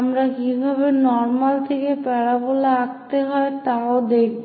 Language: Bangla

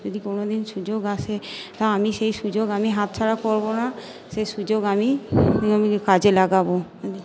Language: Bangla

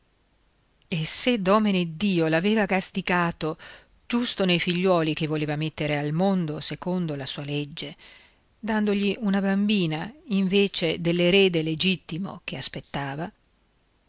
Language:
Italian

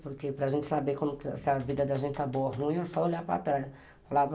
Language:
Portuguese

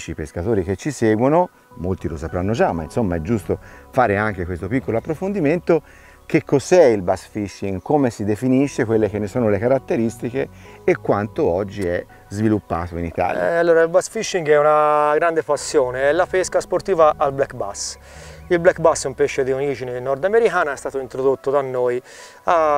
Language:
Italian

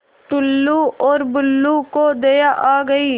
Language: Hindi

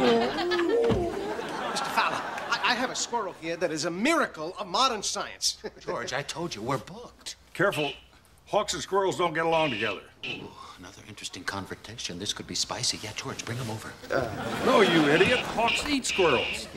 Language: English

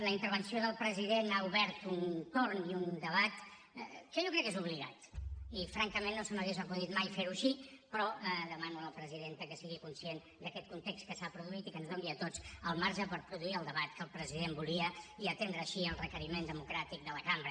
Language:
Catalan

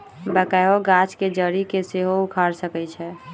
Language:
Magahi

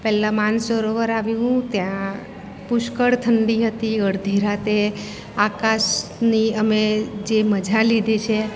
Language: Gujarati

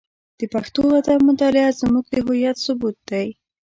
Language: Pashto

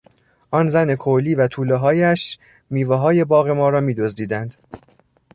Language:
Persian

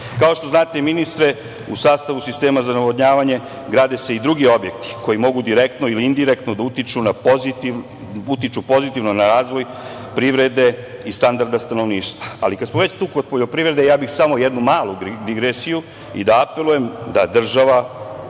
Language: Serbian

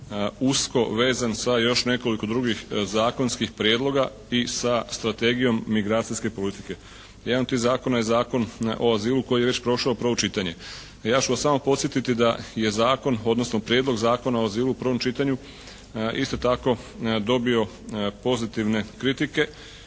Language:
Croatian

